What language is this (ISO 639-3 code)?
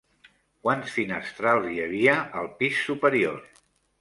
cat